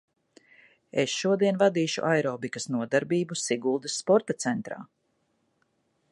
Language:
Latvian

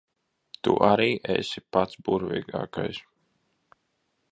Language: Latvian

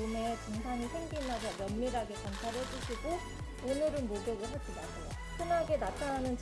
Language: Korean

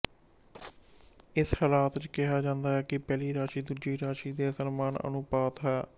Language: Punjabi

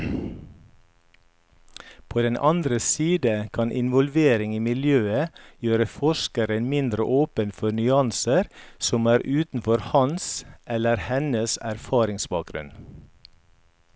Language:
Norwegian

